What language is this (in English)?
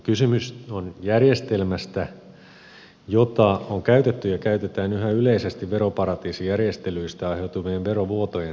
Finnish